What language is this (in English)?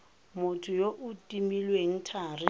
Tswana